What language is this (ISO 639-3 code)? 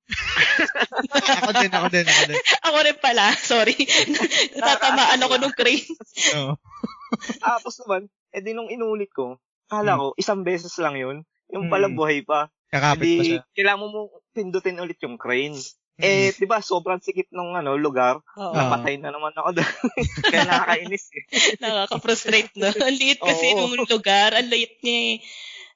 fil